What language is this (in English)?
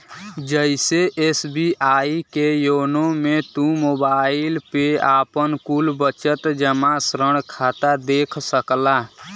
Bhojpuri